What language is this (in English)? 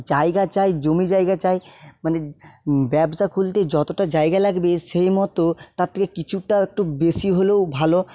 Bangla